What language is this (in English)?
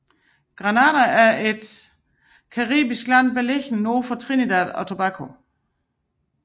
Danish